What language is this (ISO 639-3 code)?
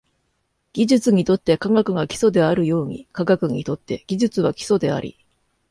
jpn